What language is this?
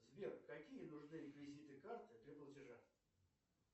Russian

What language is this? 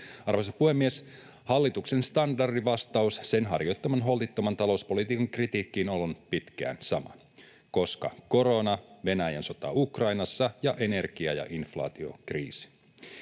Finnish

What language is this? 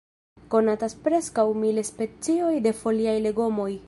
Esperanto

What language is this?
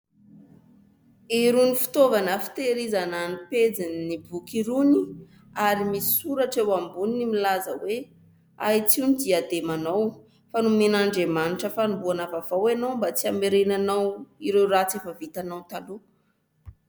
Malagasy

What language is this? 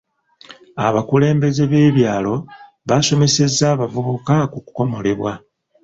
Ganda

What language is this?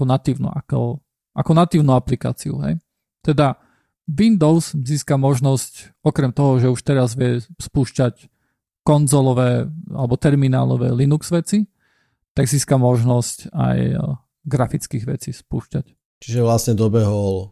Slovak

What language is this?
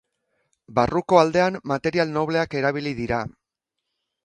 Basque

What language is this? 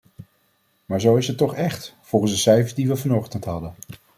Dutch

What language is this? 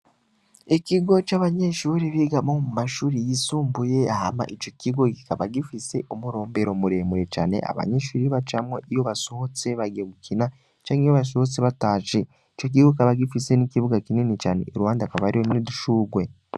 Rundi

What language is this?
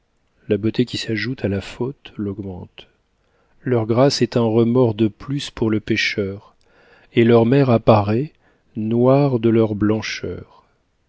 French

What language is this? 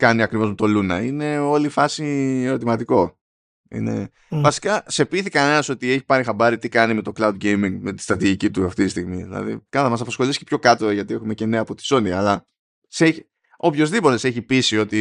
Greek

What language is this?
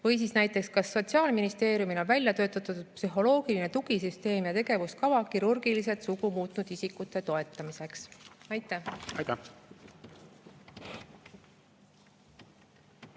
Estonian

